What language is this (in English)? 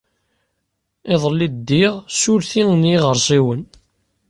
Kabyle